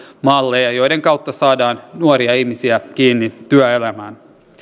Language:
Finnish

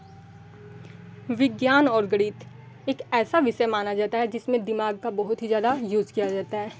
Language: Hindi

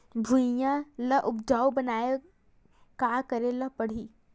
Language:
Chhattisgarhi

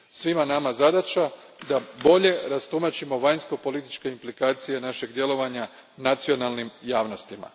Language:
Croatian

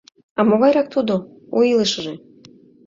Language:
Mari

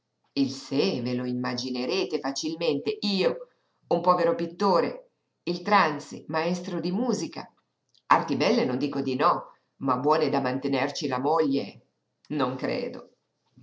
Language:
Italian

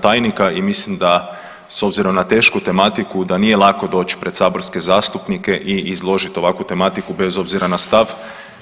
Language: Croatian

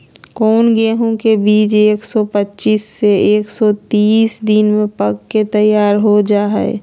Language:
Magahi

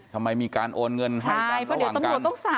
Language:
Thai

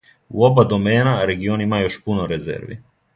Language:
Serbian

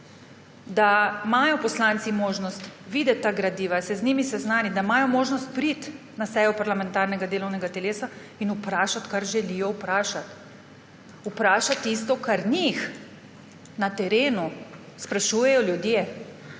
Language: Slovenian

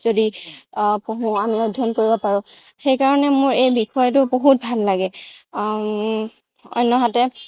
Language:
Assamese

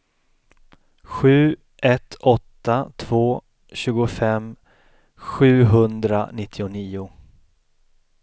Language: Swedish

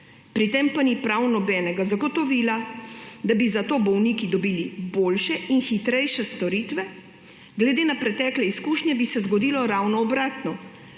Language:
Slovenian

